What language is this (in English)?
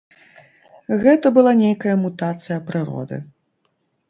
Belarusian